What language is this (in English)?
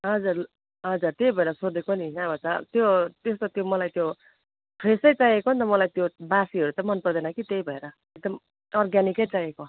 Nepali